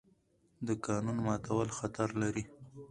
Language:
Pashto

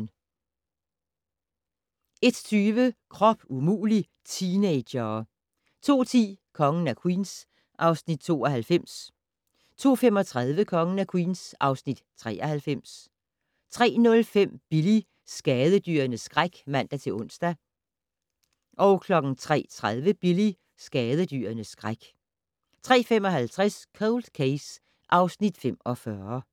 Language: Danish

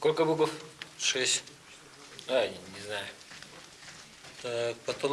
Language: Russian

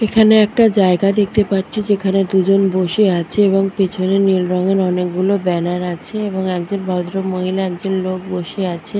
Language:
Bangla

